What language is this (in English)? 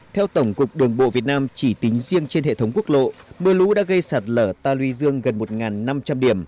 Vietnamese